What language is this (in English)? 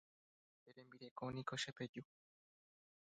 Guarani